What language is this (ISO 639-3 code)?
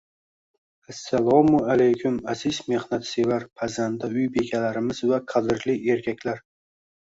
uzb